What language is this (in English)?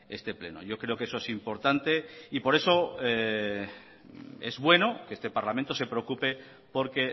Spanish